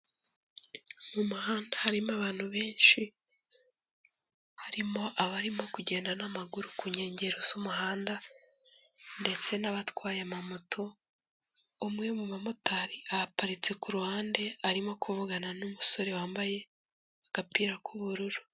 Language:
Kinyarwanda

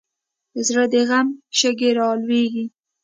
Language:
Pashto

